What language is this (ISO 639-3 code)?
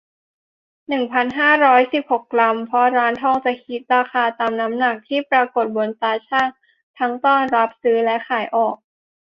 tha